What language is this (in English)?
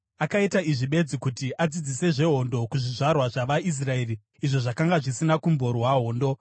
Shona